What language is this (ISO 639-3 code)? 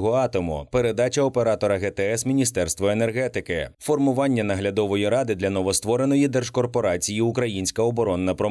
ukr